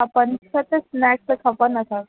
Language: Sindhi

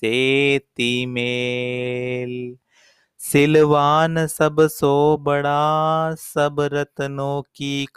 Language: Hindi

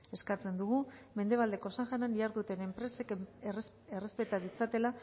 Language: Basque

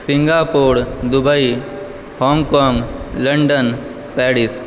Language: Maithili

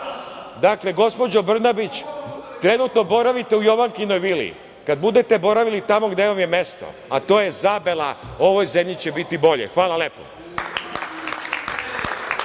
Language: Serbian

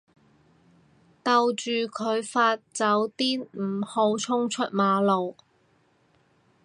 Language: Cantonese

